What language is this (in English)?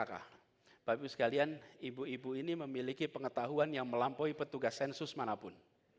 Indonesian